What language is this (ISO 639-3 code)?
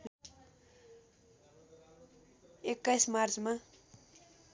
nep